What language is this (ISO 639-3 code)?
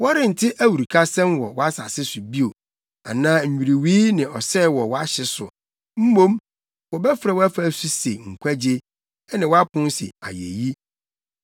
aka